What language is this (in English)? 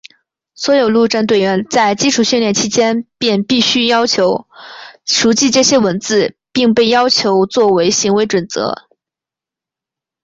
Chinese